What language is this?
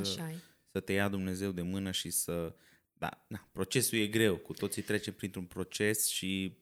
Romanian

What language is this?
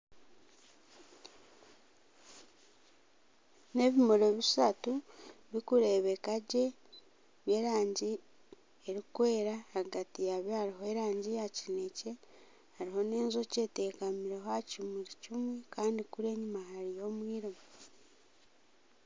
Nyankole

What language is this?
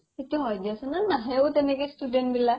Assamese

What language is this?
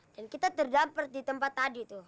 Indonesian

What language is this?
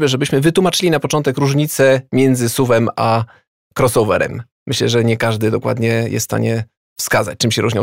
Polish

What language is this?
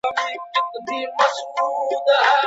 Pashto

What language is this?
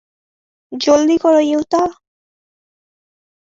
Bangla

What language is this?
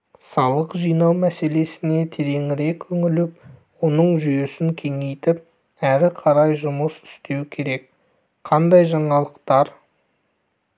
Kazakh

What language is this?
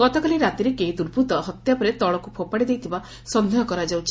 Odia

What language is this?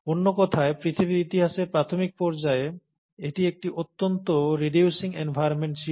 Bangla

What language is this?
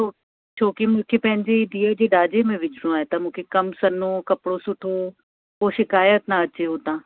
Sindhi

